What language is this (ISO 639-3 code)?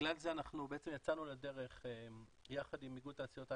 heb